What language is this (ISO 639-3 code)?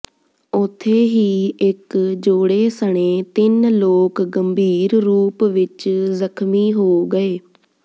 pan